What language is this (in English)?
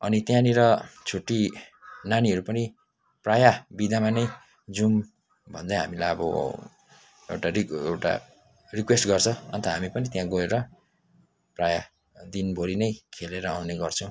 Nepali